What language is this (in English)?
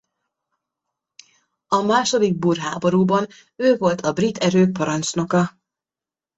Hungarian